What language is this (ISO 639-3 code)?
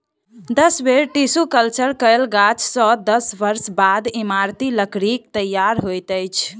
mai